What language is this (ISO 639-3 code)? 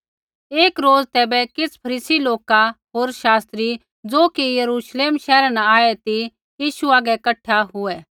kfx